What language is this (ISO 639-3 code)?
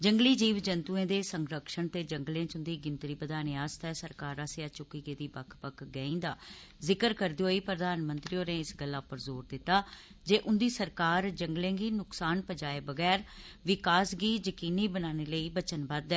doi